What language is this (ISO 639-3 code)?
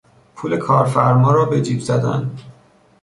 fas